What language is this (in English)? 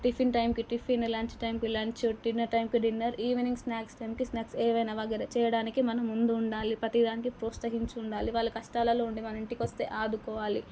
Telugu